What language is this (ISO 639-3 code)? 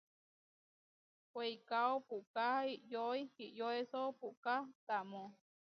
var